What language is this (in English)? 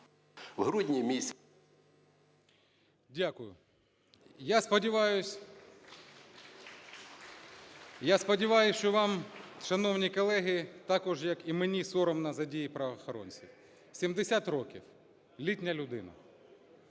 Ukrainian